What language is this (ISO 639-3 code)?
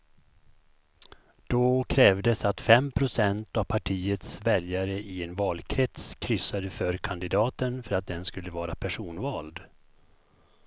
swe